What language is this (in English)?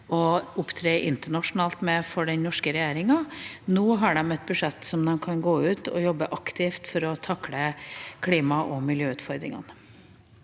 Norwegian